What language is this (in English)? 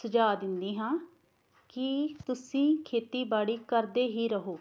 Punjabi